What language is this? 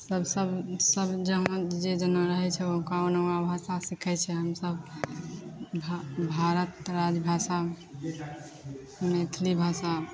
Maithili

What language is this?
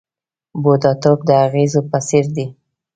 Pashto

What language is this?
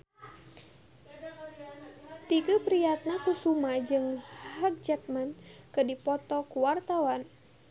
Sundanese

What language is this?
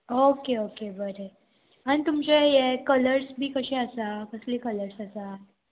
Konkani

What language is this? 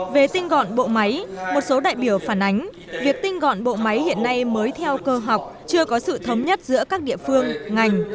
Vietnamese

